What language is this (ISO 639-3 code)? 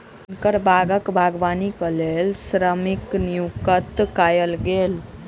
mai